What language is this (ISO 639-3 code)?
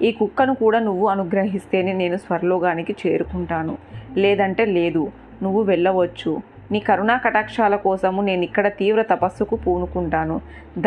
tel